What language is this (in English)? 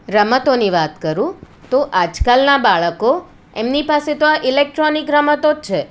Gujarati